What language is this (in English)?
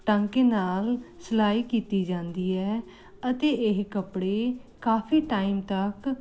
Punjabi